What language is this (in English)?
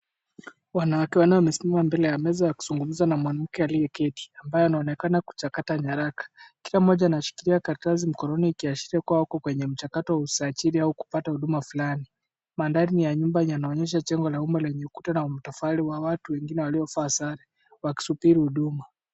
Swahili